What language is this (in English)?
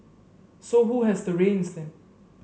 English